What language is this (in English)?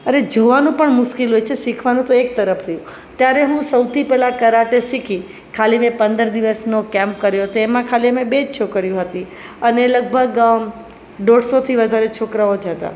Gujarati